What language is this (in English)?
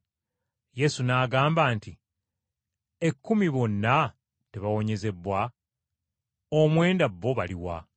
Ganda